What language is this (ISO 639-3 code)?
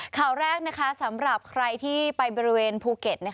tha